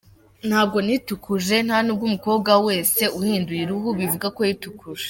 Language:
Kinyarwanda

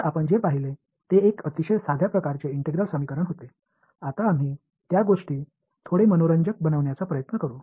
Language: Tamil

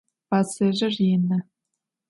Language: Adyghe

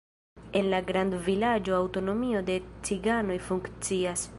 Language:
Esperanto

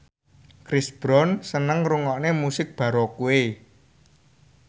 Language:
Javanese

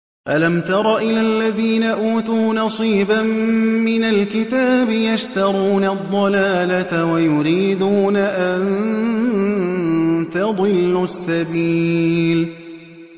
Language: Arabic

